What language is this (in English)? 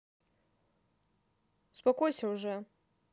Russian